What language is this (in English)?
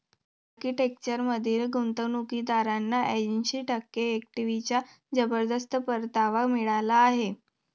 Marathi